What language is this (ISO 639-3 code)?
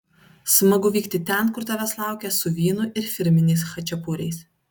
lit